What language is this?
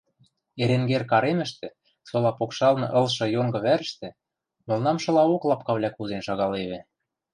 Western Mari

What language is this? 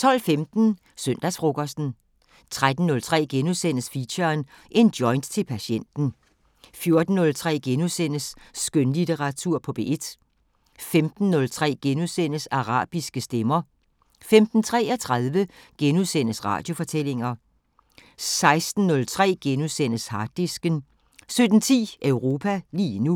Danish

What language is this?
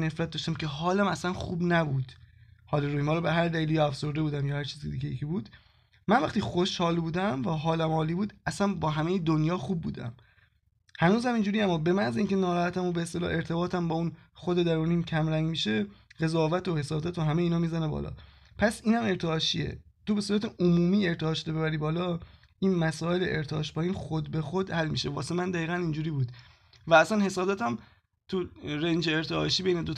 Persian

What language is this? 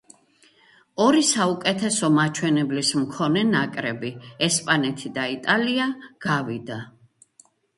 Georgian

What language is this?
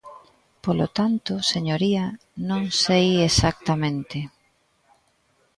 Galician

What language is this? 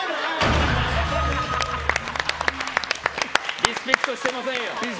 Japanese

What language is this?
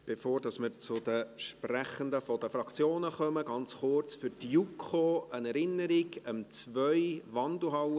Swiss German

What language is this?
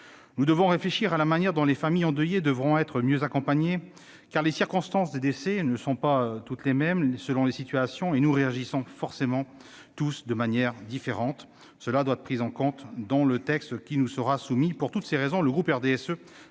French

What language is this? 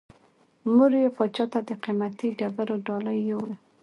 Pashto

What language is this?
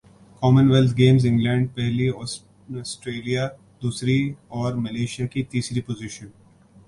Urdu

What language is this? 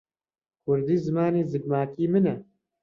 Central Kurdish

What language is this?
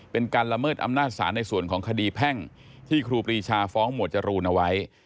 Thai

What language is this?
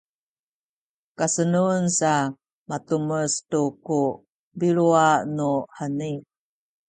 Sakizaya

